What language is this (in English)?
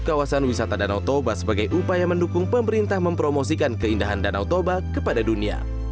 Indonesian